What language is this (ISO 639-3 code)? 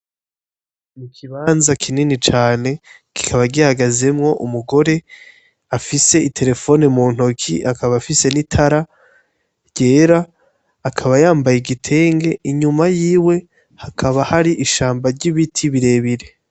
run